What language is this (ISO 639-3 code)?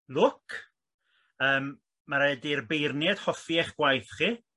cym